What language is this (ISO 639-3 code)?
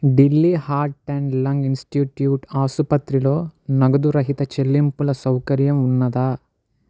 tel